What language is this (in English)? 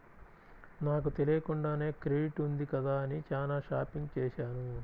Telugu